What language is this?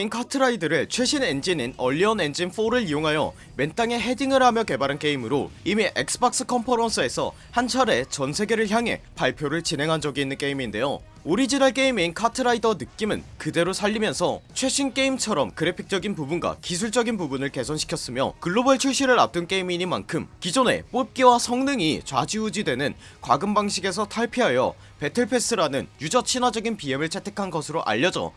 Korean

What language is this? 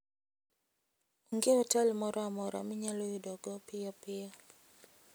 Luo (Kenya and Tanzania)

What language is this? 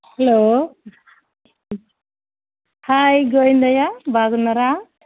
Telugu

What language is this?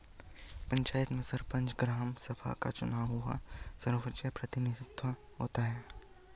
Hindi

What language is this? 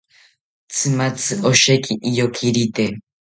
South Ucayali Ashéninka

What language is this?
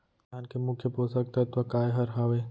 Chhattisgarhi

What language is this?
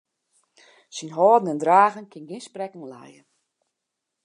Western Frisian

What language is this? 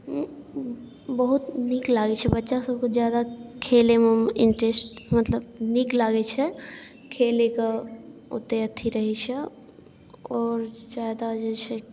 Maithili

